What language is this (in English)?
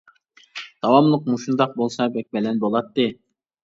Uyghur